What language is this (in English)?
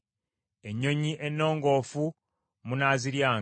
Ganda